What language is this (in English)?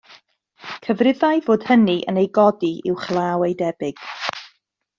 Welsh